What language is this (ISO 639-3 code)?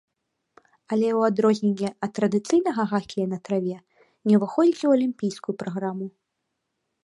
bel